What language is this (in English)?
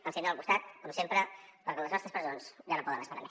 Catalan